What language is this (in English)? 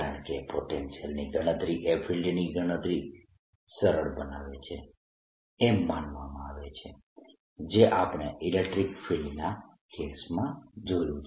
Gujarati